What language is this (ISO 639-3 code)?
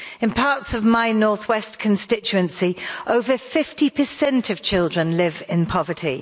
eng